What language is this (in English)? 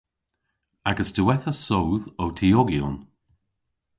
Cornish